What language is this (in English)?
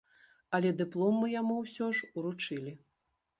Belarusian